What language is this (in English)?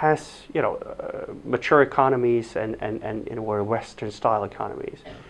English